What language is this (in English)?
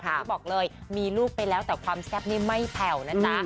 Thai